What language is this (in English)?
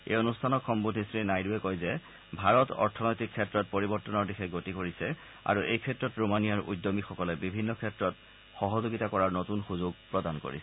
Assamese